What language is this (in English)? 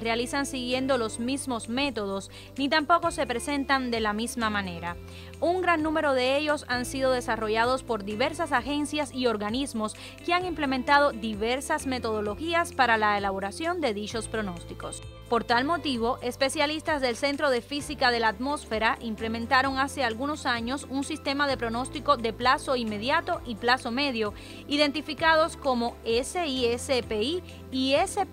Spanish